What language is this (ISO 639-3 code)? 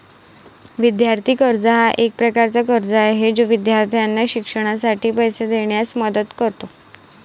mar